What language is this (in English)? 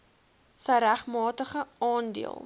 Afrikaans